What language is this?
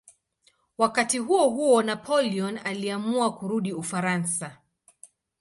Swahili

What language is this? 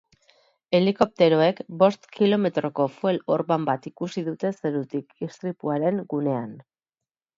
Basque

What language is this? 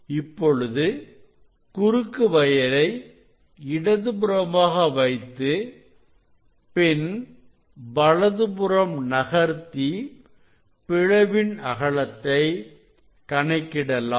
Tamil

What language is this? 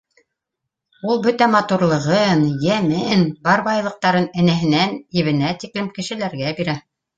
Bashkir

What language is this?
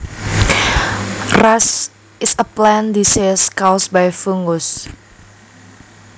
Javanese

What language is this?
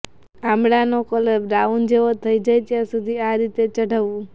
Gujarati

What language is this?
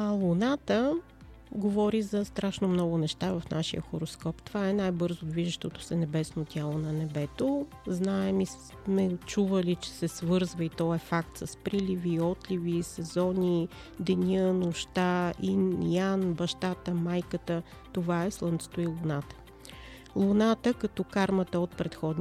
Bulgarian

